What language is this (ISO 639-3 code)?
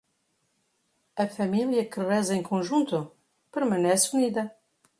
por